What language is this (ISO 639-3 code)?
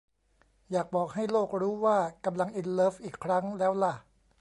tha